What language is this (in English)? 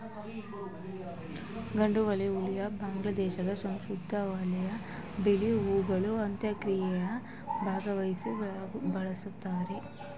Kannada